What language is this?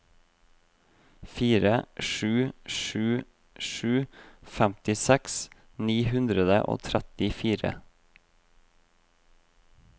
Norwegian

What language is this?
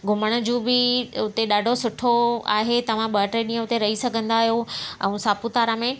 Sindhi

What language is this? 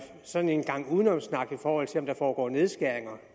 Danish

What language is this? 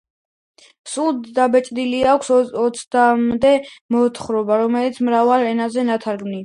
Georgian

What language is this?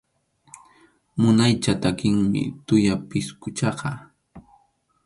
Arequipa-La Unión Quechua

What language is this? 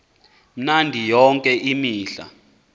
Xhosa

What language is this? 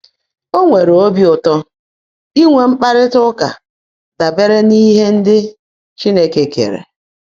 Igbo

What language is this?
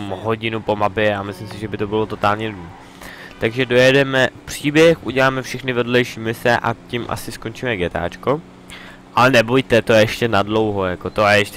Czech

